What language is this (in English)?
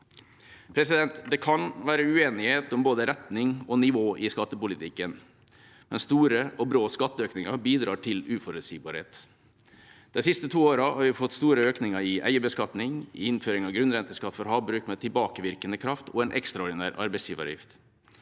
Norwegian